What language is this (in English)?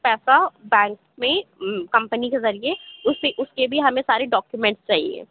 Urdu